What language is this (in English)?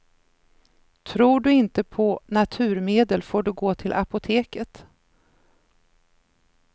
Swedish